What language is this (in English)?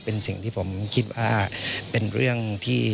Thai